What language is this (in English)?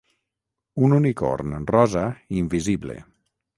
Catalan